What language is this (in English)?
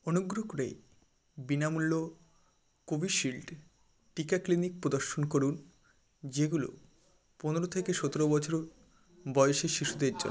Bangla